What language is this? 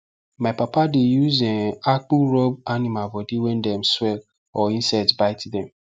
Nigerian Pidgin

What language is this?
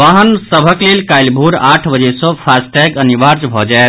Maithili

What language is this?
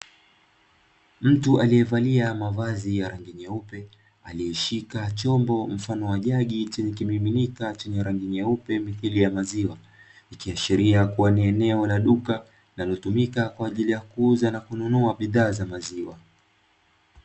Swahili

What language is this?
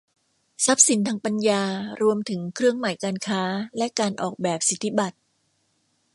Thai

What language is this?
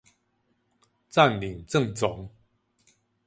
Chinese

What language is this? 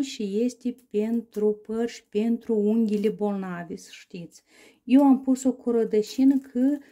Romanian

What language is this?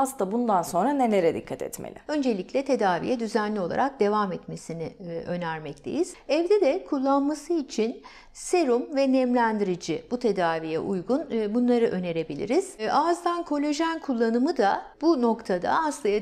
Turkish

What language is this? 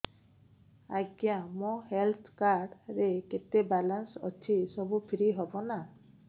Odia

